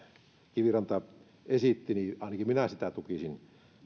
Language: Finnish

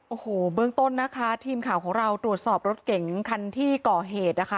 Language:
Thai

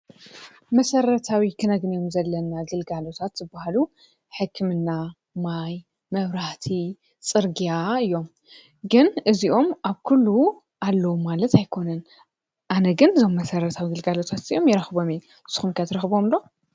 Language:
Tigrinya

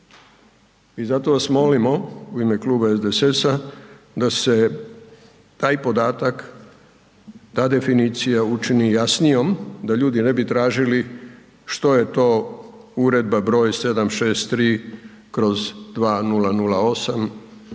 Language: Croatian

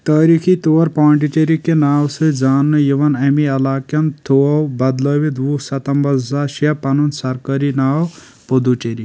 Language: Kashmiri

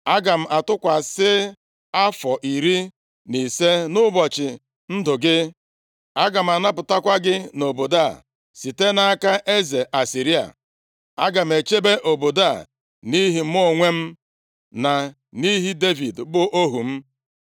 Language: Igbo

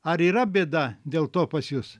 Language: Lithuanian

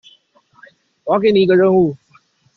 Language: Chinese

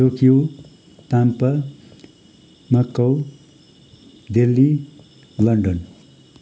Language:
Nepali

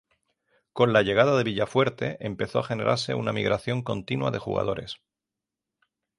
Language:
Spanish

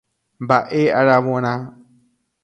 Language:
Guarani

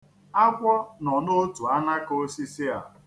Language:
Igbo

